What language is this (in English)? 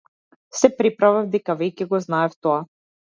Macedonian